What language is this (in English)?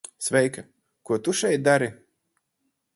Latvian